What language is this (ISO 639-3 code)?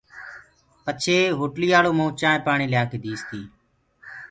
ggg